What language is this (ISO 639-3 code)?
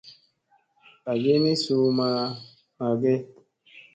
mse